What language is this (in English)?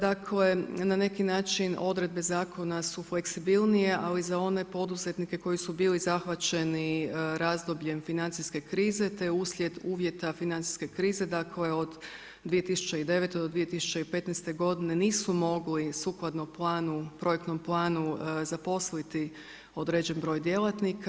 Croatian